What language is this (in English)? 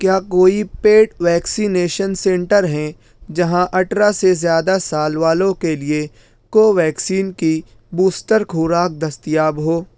Urdu